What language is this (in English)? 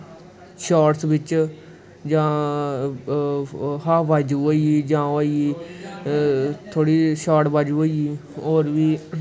Dogri